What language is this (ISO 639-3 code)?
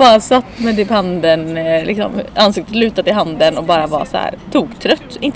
swe